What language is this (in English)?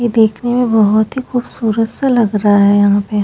Hindi